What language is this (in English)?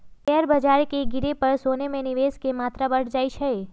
Magahi